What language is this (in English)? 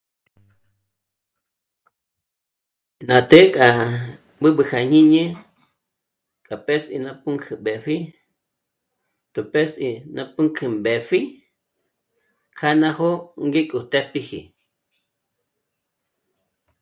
Michoacán Mazahua